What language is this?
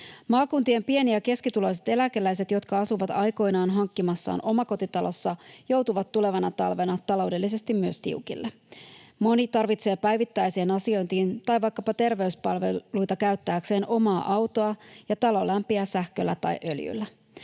Finnish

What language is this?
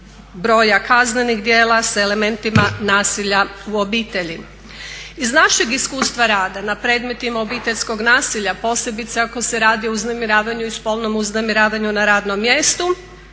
Croatian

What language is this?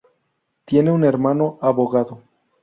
Spanish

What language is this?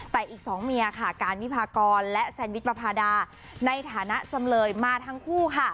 Thai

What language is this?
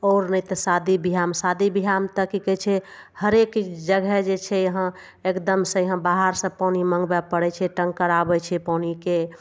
Maithili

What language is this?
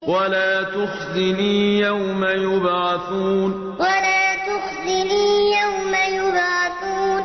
Arabic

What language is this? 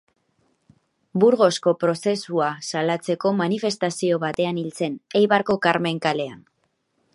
Basque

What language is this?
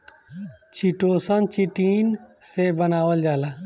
Bhojpuri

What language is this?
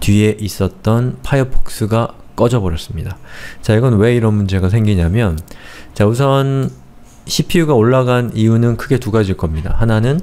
Korean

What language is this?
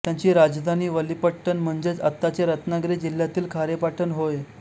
Marathi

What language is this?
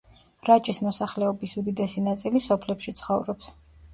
Georgian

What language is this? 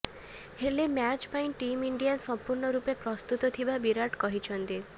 Odia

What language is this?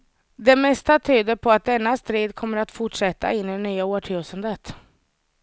Swedish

